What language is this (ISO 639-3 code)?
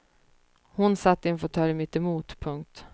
swe